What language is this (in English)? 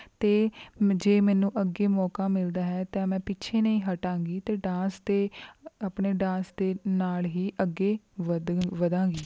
Punjabi